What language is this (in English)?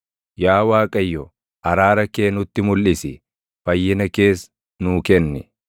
Oromo